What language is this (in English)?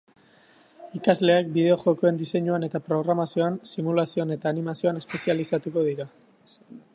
Basque